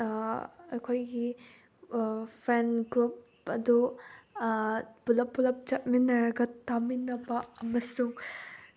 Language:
Manipuri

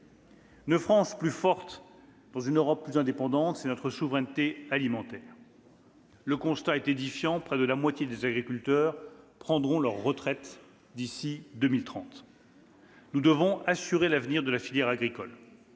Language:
French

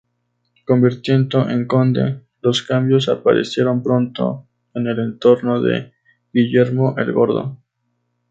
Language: Spanish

